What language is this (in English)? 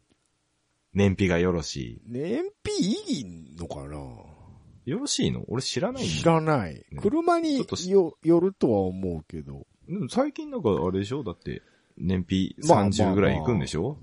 Japanese